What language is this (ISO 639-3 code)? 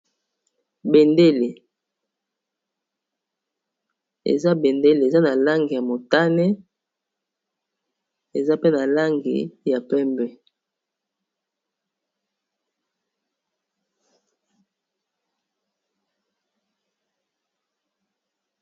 lin